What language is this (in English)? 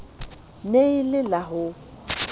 Southern Sotho